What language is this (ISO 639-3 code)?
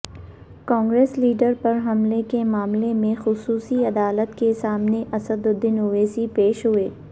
urd